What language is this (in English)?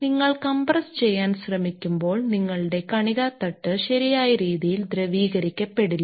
Malayalam